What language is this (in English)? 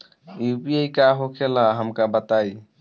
Bhojpuri